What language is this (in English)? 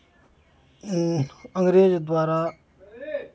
Maithili